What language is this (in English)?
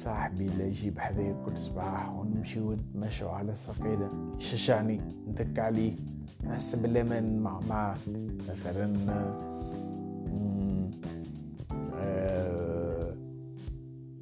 Arabic